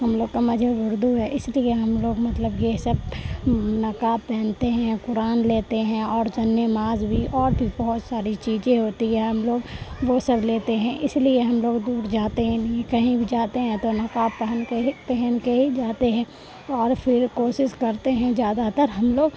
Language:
Urdu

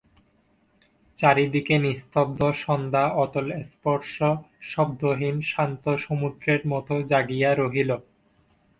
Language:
Bangla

